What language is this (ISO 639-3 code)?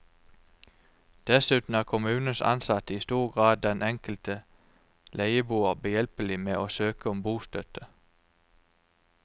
nor